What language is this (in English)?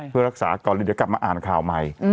Thai